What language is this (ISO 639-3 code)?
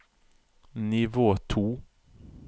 nor